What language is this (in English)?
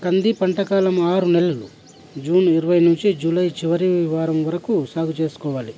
Telugu